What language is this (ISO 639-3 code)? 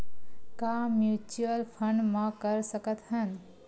hne